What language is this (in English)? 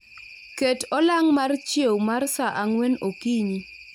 Luo (Kenya and Tanzania)